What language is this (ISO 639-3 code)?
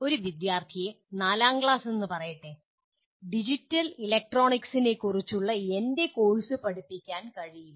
mal